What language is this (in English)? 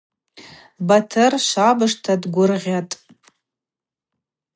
Abaza